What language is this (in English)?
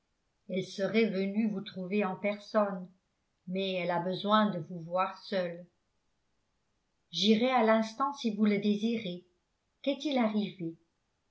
French